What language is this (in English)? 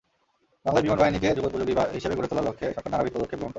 Bangla